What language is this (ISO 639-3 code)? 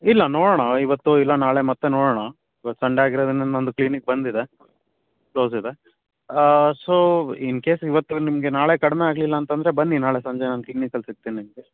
kan